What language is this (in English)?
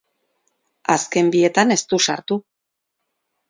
Basque